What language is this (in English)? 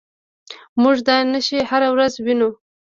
Pashto